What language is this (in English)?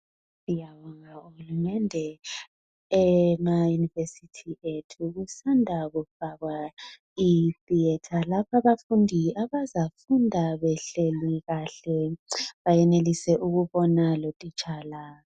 North Ndebele